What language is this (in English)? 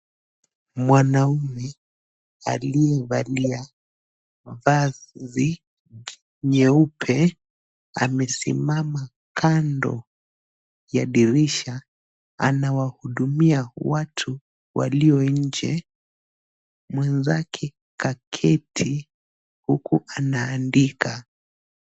Swahili